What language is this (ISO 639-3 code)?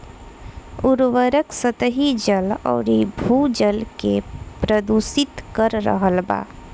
bho